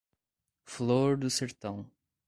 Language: Portuguese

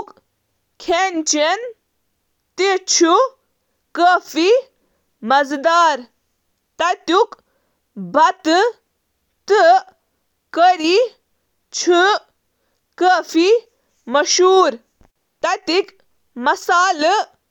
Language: Kashmiri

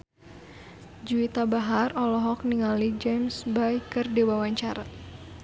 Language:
Sundanese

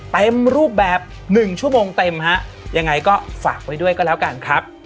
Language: Thai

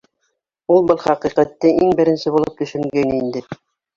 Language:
Bashkir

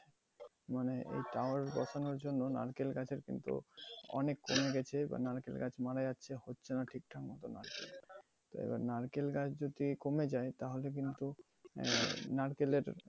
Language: Bangla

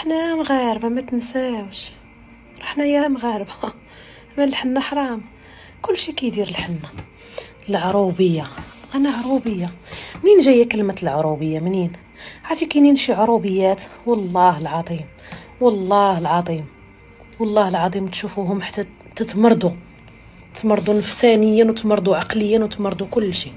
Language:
Arabic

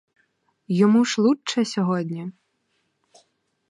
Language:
Ukrainian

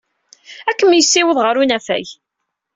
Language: Kabyle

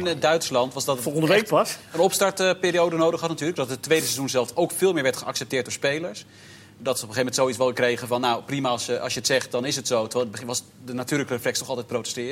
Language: Dutch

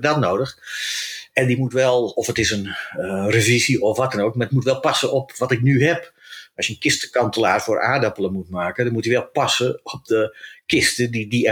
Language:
Dutch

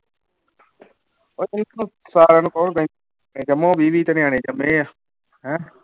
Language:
Punjabi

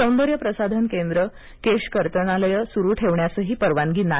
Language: Marathi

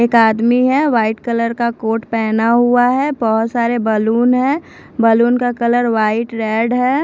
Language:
Hindi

